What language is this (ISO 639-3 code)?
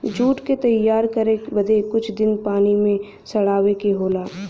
bho